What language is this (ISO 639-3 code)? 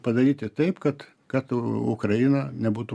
lit